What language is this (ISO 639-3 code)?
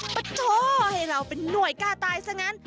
tha